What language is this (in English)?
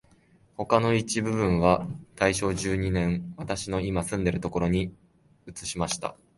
Japanese